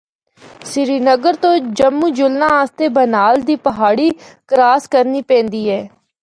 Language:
Northern Hindko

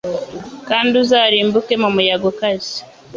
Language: Kinyarwanda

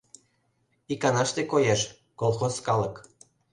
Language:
Mari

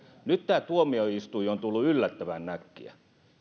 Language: Finnish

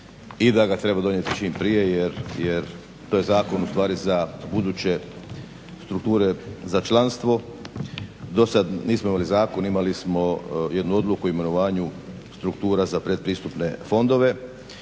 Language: Croatian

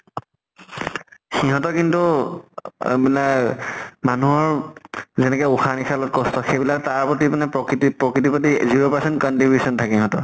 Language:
Assamese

